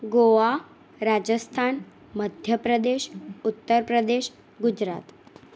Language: Gujarati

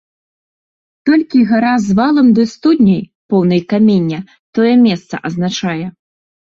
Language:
Belarusian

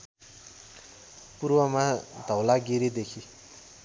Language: Nepali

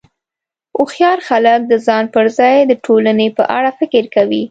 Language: Pashto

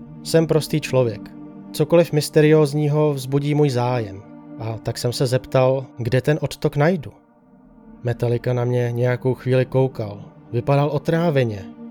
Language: Czech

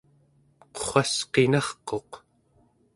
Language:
Central Yupik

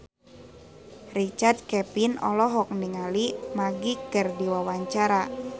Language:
Sundanese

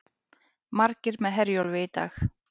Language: Icelandic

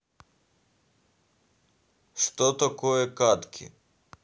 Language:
Russian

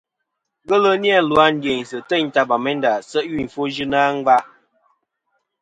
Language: Kom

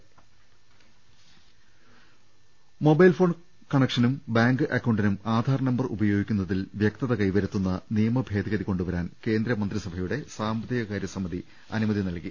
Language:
Malayalam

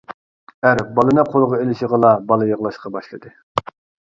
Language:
Uyghur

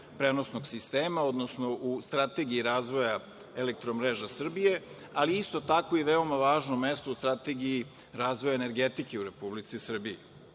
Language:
Serbian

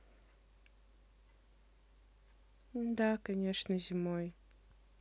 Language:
Russian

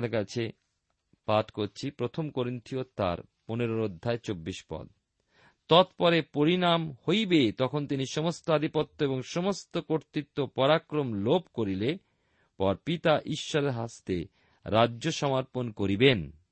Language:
Bangla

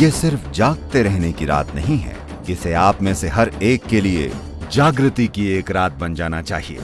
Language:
Hindi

